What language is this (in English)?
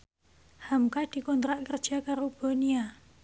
Javanese